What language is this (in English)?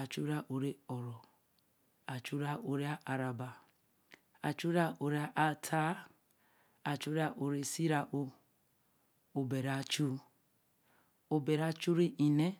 Eleme